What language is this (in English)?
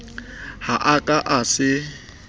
Southern Sotho